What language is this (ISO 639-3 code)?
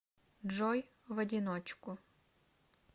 rus